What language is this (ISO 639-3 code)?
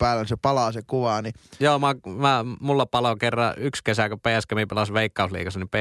fin